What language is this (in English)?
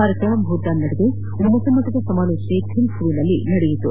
Kannada